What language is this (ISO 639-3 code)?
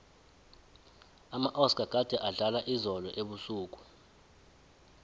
nbl